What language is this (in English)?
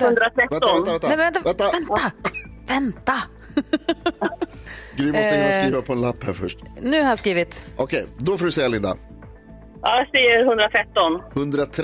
Swedish